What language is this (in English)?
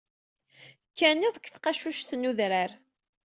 Kabyle